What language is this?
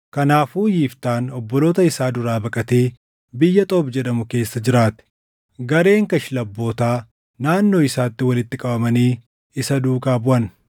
Oromo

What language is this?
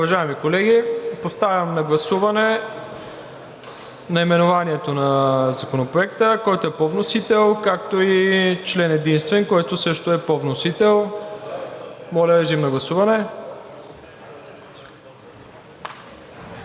Bulgarian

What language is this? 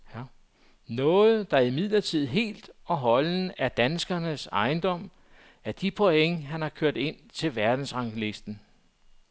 Danish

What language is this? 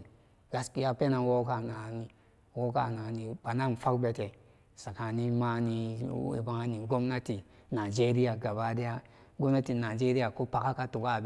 Samba Daka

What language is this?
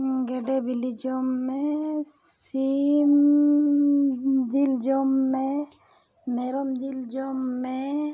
Santali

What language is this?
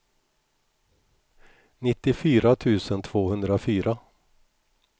Swedish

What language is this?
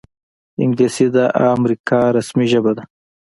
Pashto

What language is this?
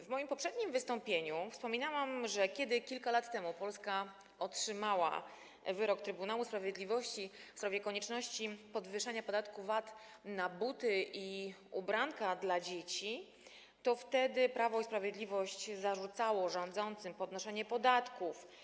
Polish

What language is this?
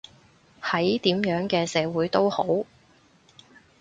Cantonese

